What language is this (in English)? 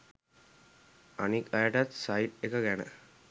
Sinhala